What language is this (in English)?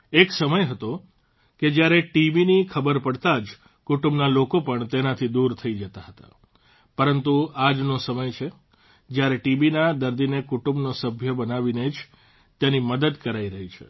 Gujarati